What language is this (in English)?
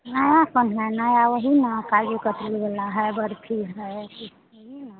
Hindi